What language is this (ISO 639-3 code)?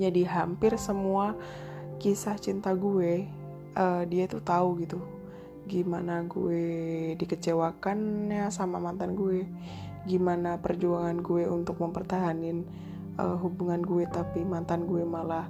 ind